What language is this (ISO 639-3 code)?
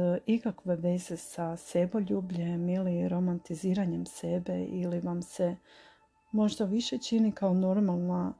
hrv